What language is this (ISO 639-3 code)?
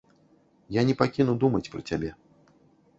bel